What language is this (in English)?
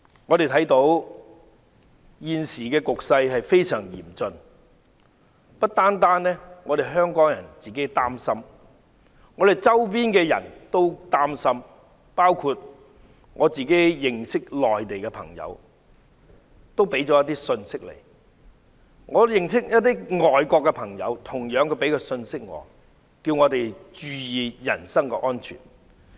Cantonese